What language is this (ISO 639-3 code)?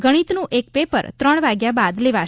guj